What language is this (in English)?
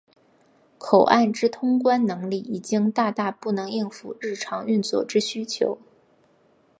Chinese